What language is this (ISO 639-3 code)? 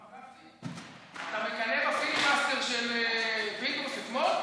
heb